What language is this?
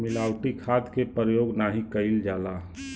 Bhojpuri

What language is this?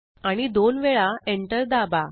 Marathi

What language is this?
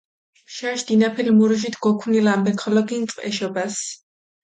Mingrelian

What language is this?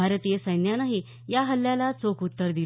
Marathi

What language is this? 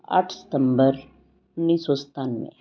Punjabi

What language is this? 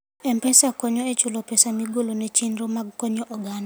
Luo (Kenya and Tanzania)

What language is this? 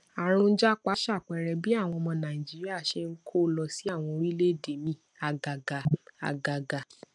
Yoruba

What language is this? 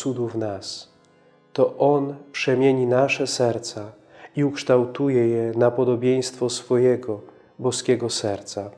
Polish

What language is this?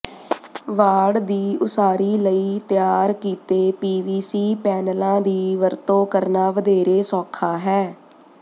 Punjabi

